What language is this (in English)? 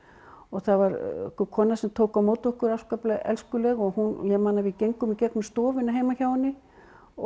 Icelandic